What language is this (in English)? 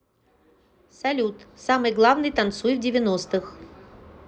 Russian